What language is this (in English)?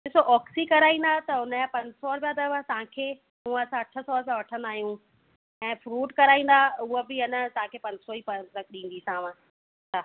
Sindhi